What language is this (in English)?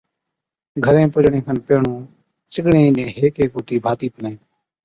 Od